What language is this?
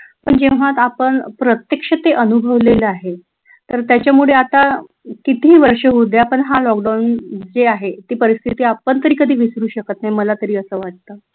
Marathi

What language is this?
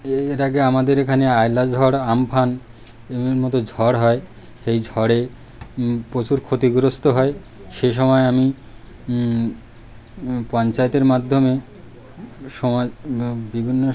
Bangla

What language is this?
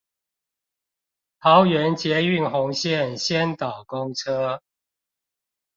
Chinese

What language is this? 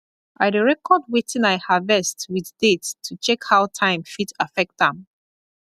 Nigerian Pidgin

